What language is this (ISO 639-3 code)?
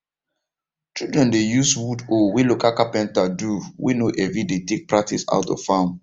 pcm